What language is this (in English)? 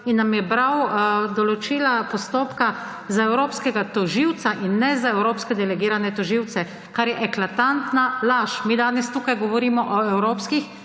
Slovenian